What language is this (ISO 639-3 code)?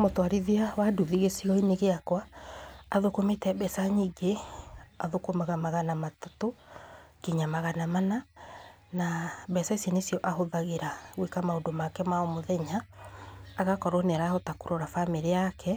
kik